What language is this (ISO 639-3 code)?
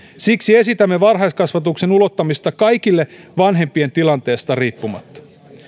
fin